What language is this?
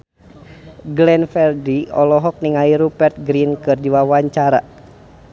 Sundanese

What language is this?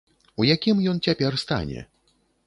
Belarusian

